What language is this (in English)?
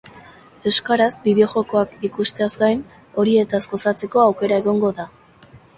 Basque